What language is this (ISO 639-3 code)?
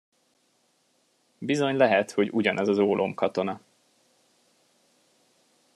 hun